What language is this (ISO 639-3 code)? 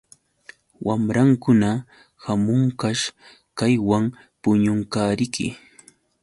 qux